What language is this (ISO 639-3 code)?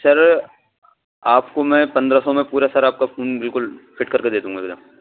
urd